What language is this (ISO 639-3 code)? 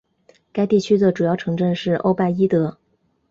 zho